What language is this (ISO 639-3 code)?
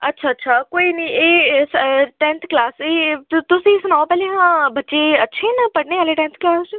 doi